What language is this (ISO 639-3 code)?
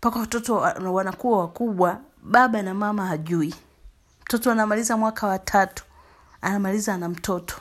swa